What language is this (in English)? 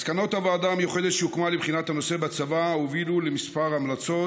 Hebrew